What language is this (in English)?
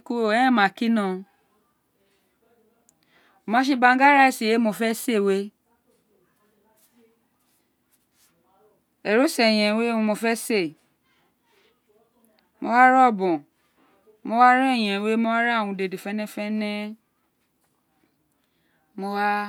Isekiri